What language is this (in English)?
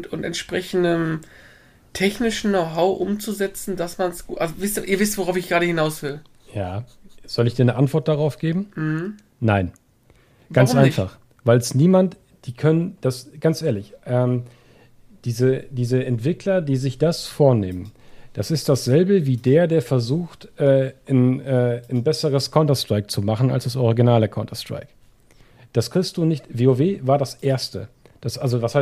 German